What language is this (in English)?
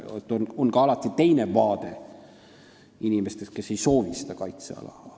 Estonian